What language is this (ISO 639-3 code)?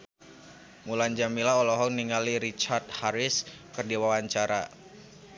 sun